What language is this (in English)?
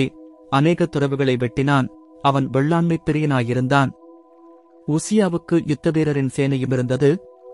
Tamil